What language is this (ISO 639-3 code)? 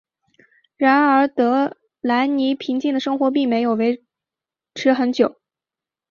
zho